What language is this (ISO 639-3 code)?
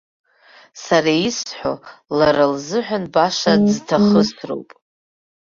abk